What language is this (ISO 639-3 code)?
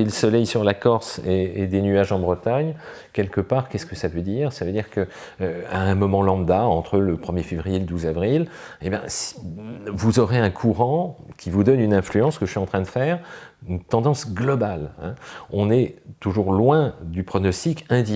fra